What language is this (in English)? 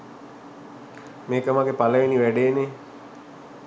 Sinhala